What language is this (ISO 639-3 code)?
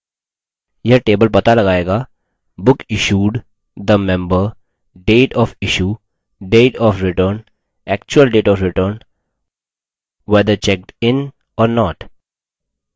hin